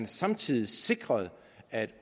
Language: Danish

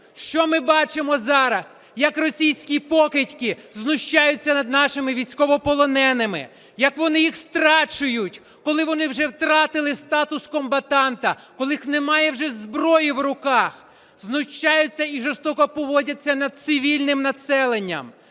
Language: Ukrainian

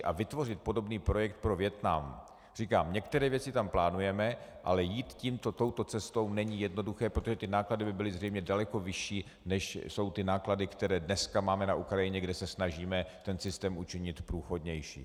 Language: Czech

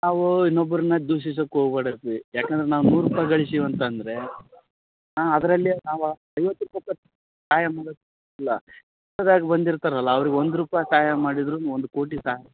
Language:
Kannada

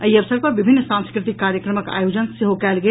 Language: Maithili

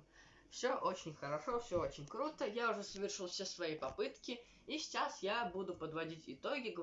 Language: Russian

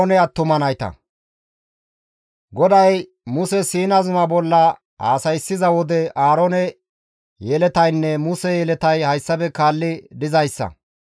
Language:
Gamo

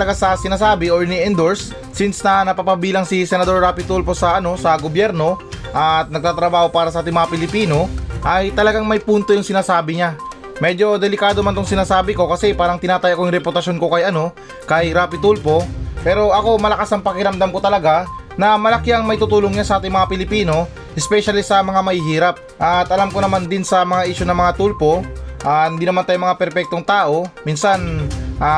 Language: Filipino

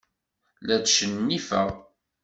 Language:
Kabyle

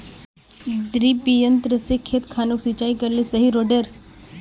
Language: Magahi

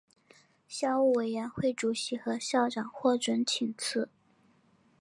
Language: Chinese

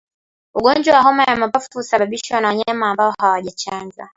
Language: Swahili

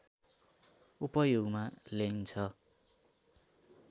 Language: Nepali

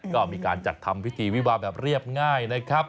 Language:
Thai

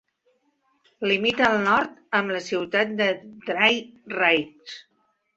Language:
Catalan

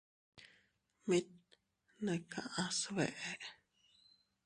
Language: Teutila Cuicatec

